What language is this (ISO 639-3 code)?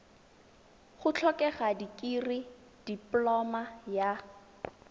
tsn